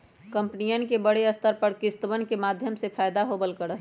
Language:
Magahi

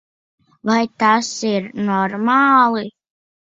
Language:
Latvian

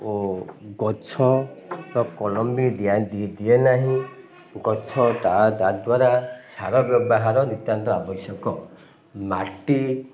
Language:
Odia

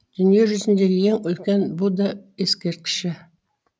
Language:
Kazakh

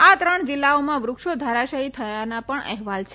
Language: Gujarati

